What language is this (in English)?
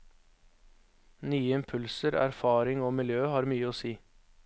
Norwegian